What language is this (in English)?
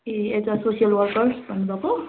Nepali